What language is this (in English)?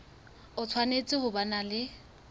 Southern Sotho